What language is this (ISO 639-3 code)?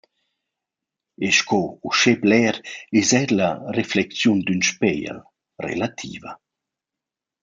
roh